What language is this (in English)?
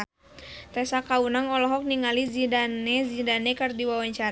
Sundanese